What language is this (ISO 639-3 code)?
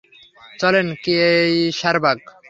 ben